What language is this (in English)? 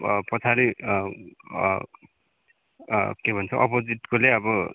Nepali